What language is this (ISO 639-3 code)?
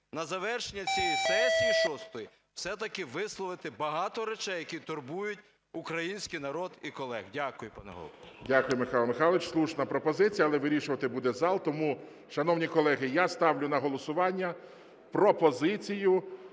ukr